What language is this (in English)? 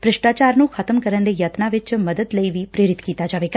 Punjabi